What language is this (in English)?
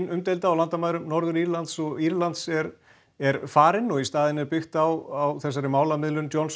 Icelandic